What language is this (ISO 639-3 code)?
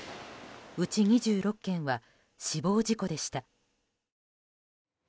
jpn